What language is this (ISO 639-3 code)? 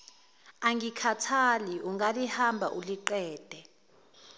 zul